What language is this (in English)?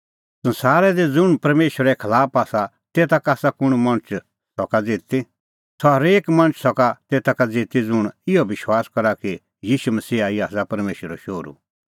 Kullu Pahari